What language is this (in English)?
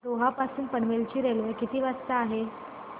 Marathi